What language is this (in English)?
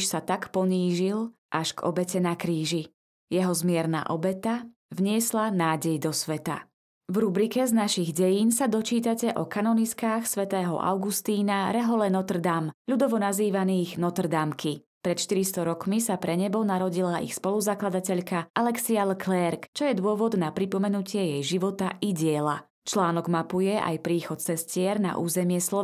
Slovak